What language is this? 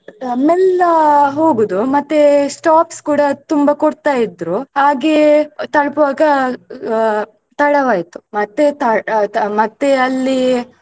Kannada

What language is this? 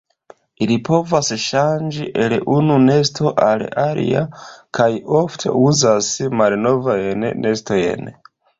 Esperanto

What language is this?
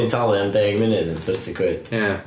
Welsh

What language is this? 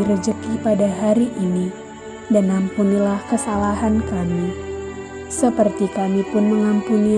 Indonesian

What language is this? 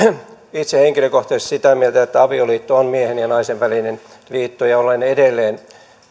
Finnish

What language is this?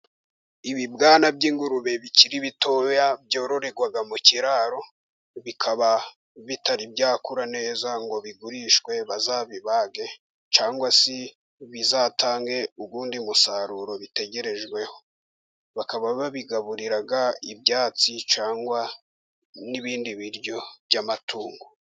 Kinyarwanda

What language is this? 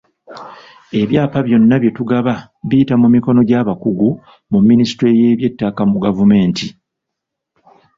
Ganda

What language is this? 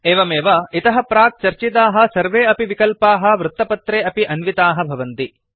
Sanskrit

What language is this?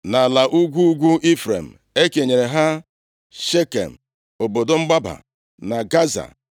Igbo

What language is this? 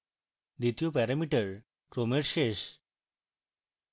Bangla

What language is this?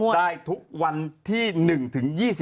Thai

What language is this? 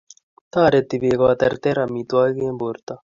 Kalenjin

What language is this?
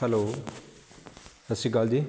Punjabi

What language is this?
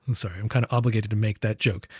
English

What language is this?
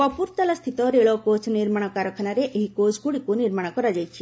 Odia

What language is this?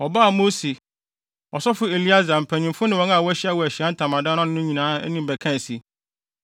Akan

